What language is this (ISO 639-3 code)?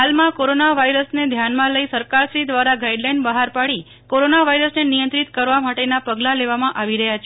guj